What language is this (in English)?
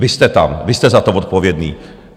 Czech